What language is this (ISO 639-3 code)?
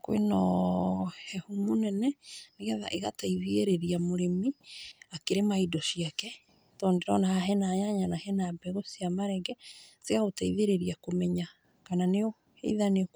kik